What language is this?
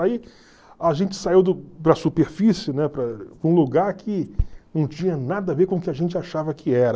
Portuguese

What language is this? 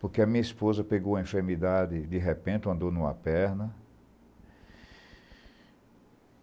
Portuguese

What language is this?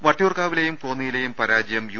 Malayalam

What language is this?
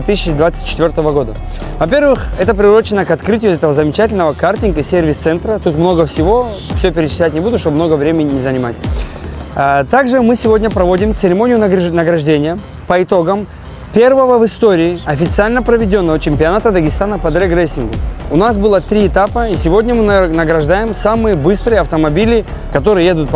Russian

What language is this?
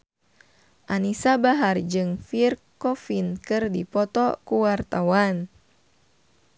Sundanese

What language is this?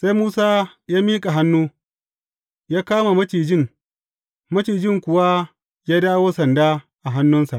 Hausa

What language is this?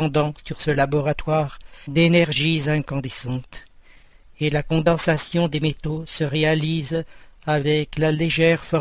French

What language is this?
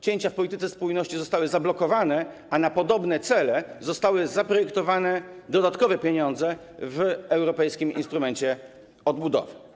Polish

